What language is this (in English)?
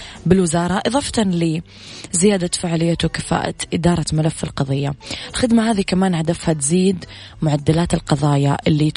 Arabic